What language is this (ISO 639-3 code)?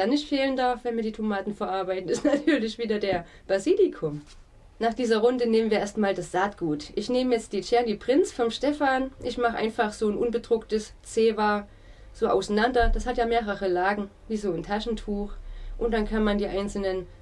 deu